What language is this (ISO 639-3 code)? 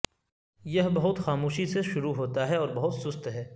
urd